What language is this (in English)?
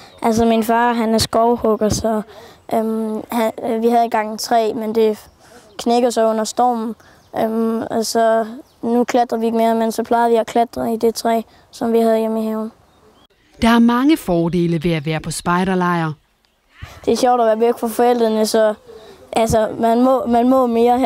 Danish